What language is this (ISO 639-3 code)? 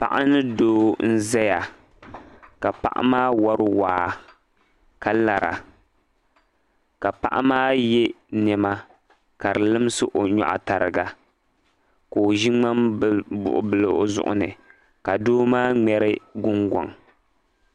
dag